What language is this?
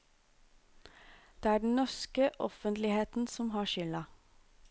Norwegian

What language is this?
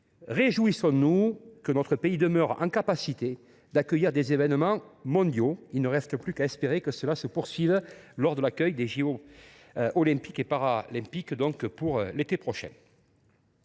French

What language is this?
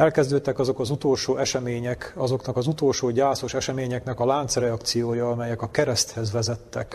Hungarian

